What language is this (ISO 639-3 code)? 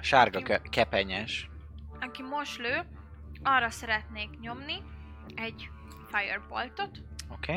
hun